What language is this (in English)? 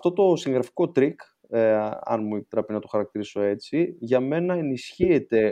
Greek